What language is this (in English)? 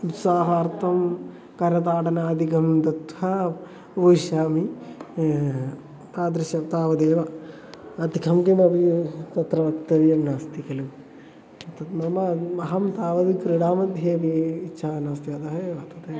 Sanskrit